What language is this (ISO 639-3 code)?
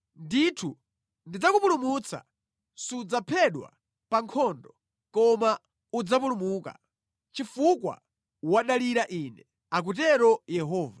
nya